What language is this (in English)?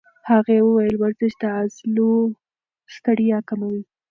Pashto